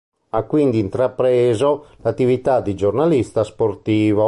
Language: Italian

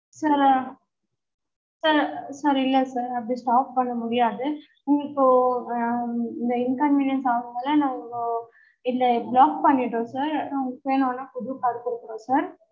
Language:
Tamil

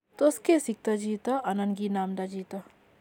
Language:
Kalenjin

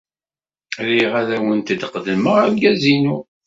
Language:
Kabyle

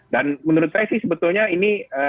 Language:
Indonesian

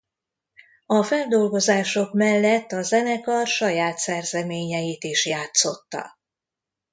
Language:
Hungarian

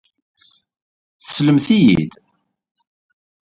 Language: Kabyle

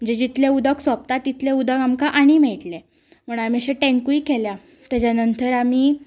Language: Konkani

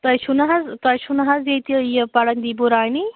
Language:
Kashmiri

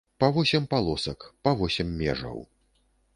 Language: Belarusian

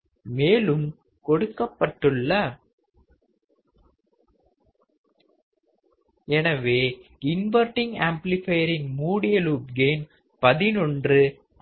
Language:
Tamil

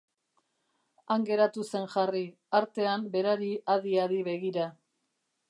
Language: Basque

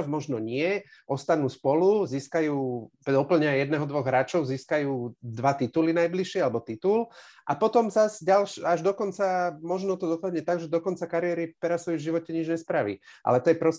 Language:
Slovak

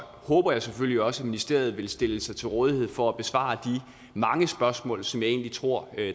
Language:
Danish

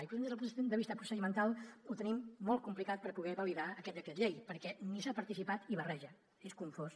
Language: Catalan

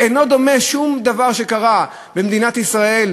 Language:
Hebrew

